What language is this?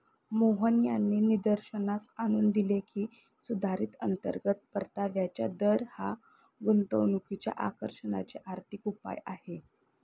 Marathi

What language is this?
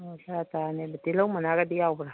Manipuri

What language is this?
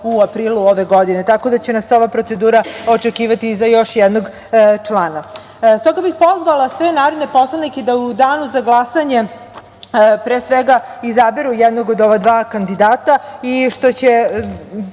Serbian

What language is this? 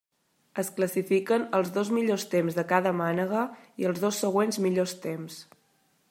Catalan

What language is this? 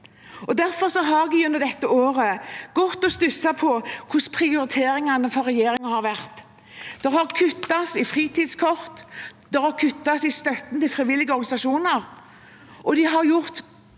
Norwegian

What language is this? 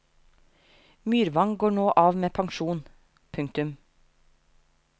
Norwegian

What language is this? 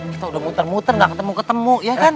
Indonesian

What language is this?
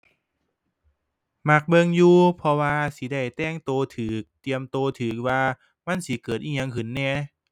Thai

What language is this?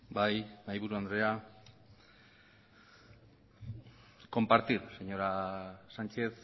Basque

